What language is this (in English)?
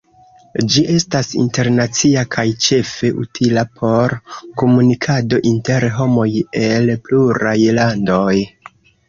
Esperanto